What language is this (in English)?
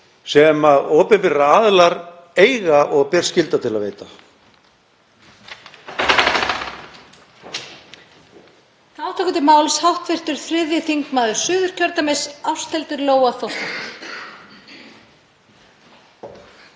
Icelandic